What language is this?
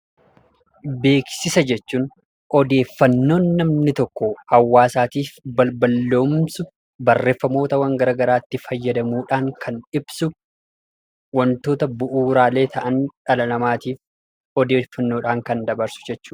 Oromo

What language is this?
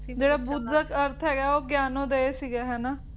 Punjabi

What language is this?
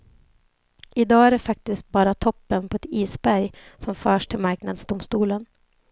Swedish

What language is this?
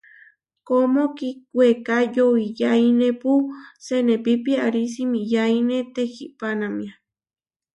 Huarijio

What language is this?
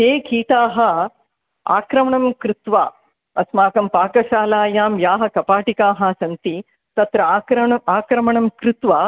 Sanskrit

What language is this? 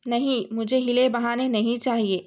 Urdu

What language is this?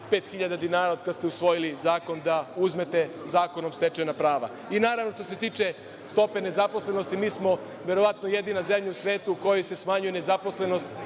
Serbian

